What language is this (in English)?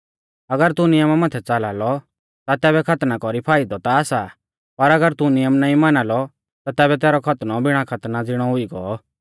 Mahasu Pahari